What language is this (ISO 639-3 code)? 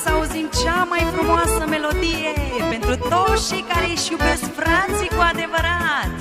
ron